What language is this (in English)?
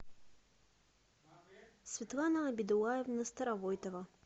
Russian